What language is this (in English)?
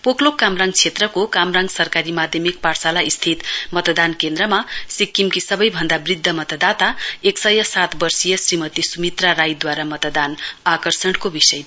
Nepali